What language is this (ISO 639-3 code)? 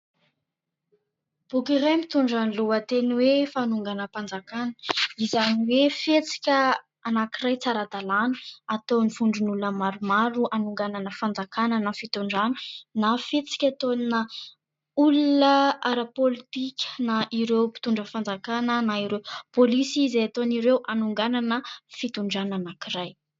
mlg